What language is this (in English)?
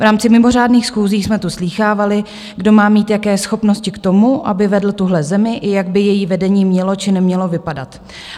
Czech